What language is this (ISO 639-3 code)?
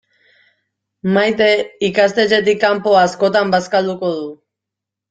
eus